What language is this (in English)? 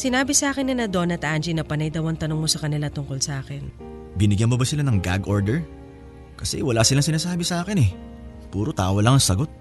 Filipino